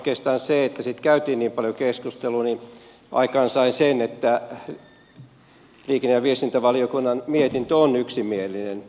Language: Finnish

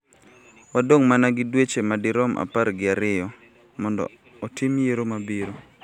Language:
Luo (Kenya and Tanzania)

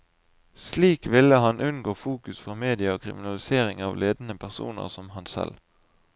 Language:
Norwegian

